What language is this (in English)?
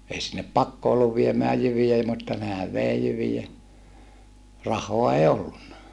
Finnish